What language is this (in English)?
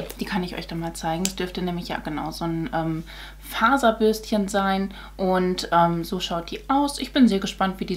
German